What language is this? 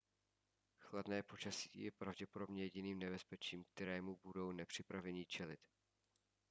Czech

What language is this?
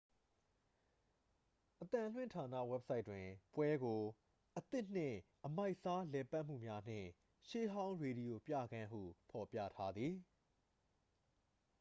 Burmese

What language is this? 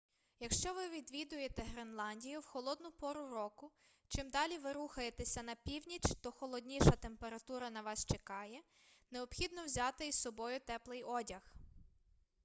Ukrainian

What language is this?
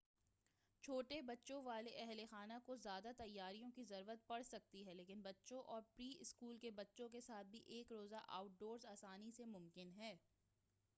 Urdu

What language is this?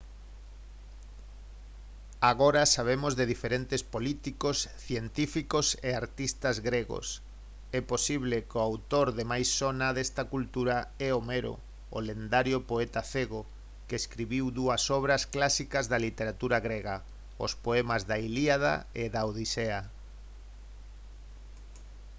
Galician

